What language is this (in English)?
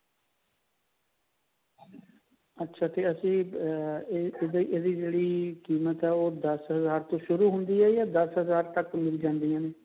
Punjabi